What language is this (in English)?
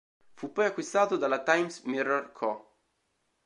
Italian